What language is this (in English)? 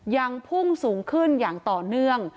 Thai